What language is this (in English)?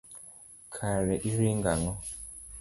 Luo (Kenya and Tanzania)